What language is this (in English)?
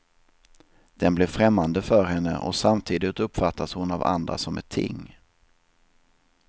Swedish